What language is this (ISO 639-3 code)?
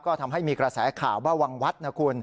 tha